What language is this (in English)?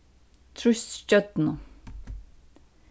Faroese